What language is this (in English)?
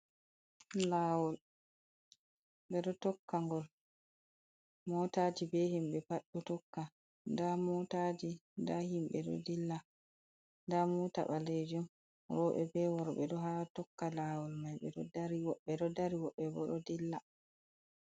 Fula